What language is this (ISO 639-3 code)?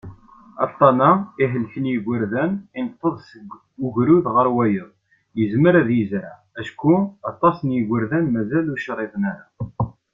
kab